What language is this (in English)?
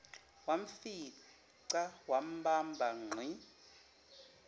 Zulu